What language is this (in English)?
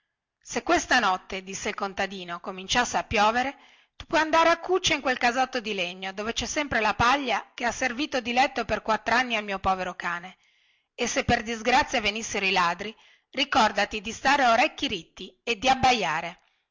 Italian